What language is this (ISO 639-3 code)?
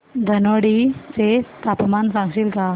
mar